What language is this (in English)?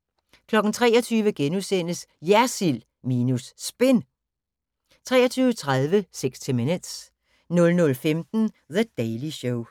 Danish